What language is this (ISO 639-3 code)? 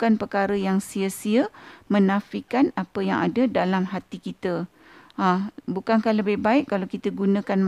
msa